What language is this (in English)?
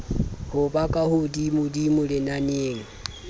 Southern Sotho